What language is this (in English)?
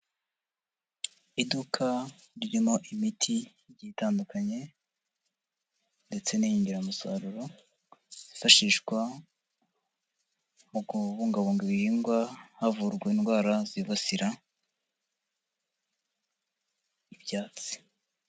Kinyarwanda